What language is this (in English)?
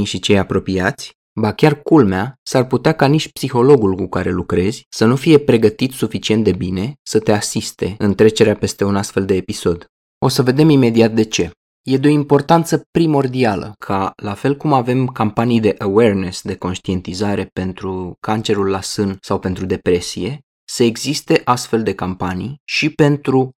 Romanian